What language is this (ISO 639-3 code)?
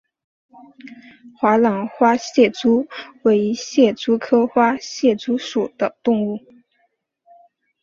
zho